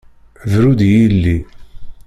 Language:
Kabyle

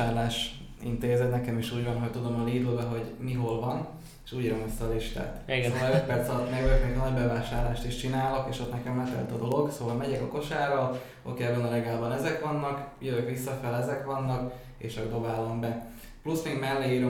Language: Hungarian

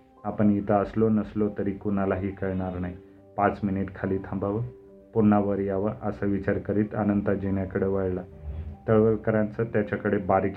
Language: Marathi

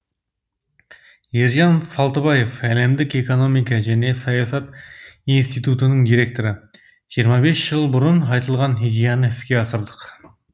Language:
Kazakh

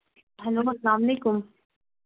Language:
Kashmiri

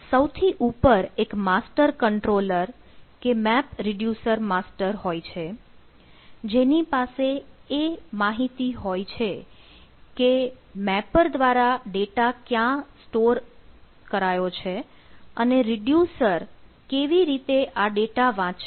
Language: Gujarati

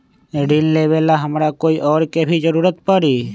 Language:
Magahi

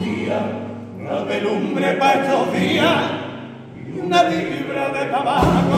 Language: Spanish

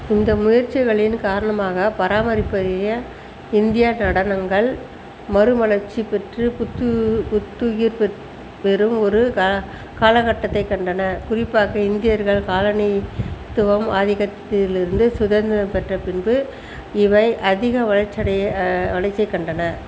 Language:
Tamil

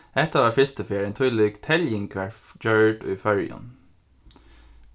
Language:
Faroese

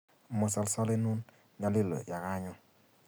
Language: Kalenjin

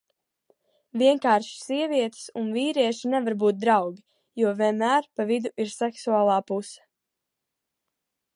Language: Latvian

